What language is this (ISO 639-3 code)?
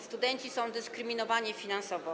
pol